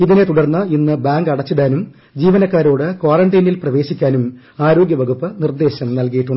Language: Malayalam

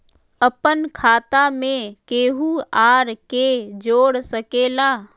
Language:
Magahi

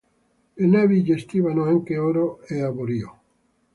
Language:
Italian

